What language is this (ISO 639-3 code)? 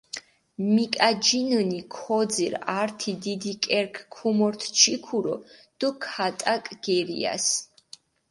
xmf